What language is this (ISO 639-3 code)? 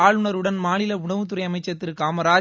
tam